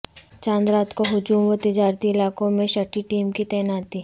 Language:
Urdu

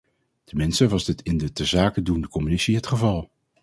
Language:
Dutch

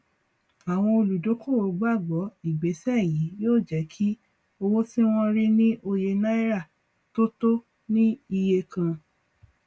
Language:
Yoruba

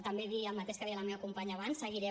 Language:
Catalan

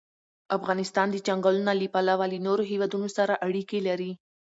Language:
Pashto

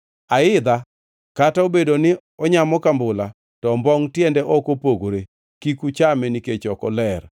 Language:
Luo (Kenya and Tanzania)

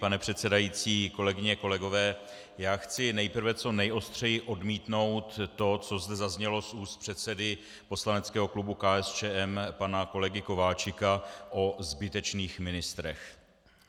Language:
Czech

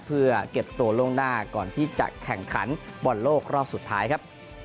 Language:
Thai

